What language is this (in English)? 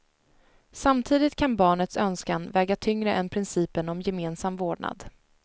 Swedish